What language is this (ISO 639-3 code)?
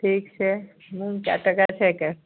mai